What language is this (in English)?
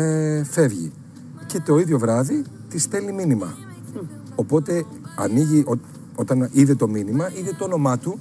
Greek